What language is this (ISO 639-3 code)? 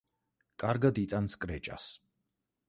kat